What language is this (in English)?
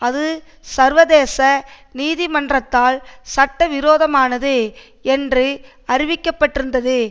Tamil